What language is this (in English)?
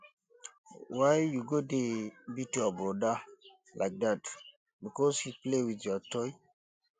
Nigerian Pidgin